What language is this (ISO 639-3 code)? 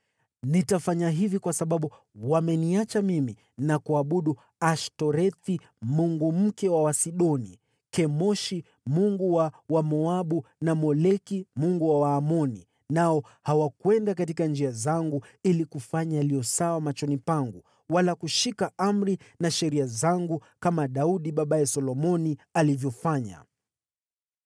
swa